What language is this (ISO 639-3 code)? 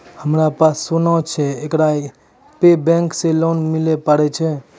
mai